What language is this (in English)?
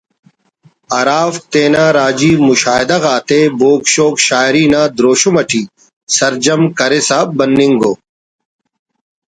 Brahui